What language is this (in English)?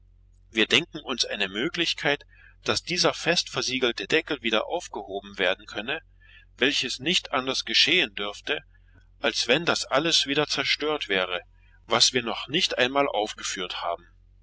German